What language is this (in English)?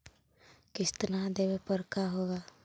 Magahi